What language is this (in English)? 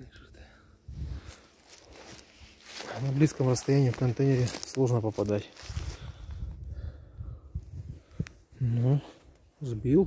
Russian